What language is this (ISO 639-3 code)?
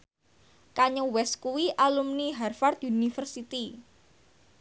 jav